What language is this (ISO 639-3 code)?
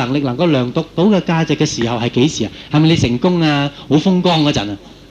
zho